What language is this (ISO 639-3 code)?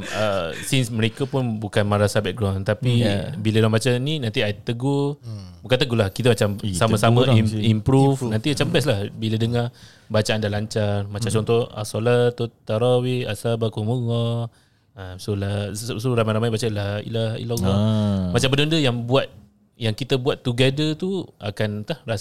msa